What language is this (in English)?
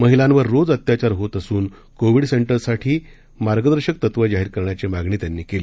Marathi